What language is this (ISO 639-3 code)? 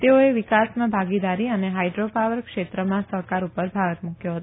guj